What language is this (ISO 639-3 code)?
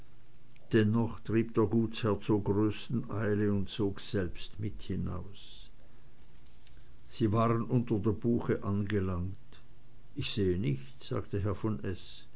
deu